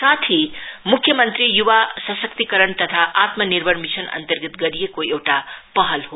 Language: Nepali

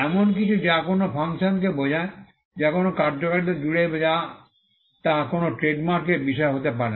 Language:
Bangla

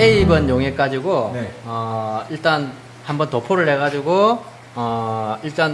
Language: Korean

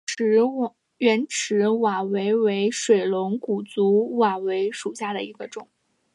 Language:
Chinese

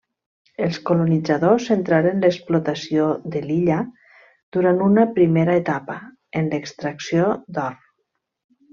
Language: Catalan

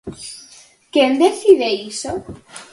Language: Galician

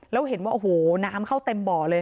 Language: Thai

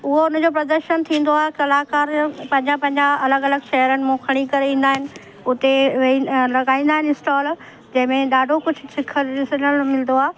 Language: Sindhi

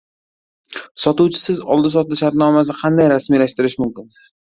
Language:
Uzbek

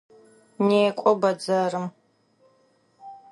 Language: Adyghe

